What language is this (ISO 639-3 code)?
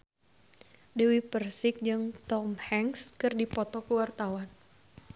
sun